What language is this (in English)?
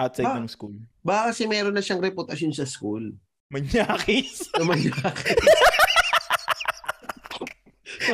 Filipino